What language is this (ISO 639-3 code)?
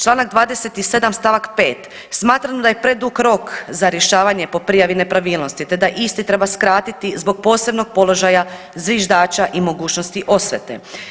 hrv